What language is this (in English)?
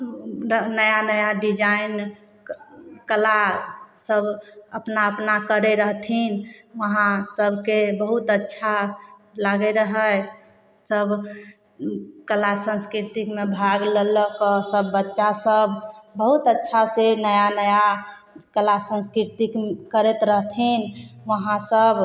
Maithili